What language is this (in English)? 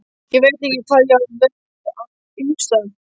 Icelandic